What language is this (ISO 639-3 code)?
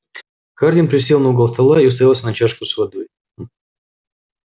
rus